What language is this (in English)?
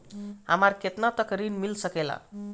Bhojpuri